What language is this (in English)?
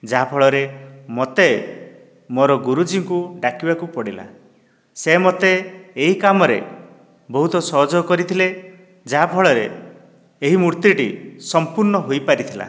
Odia